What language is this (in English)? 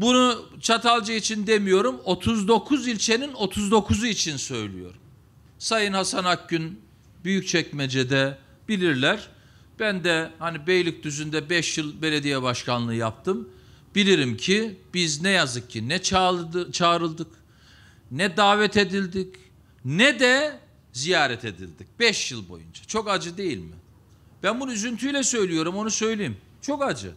Turkish